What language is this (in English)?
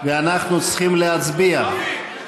Hebrew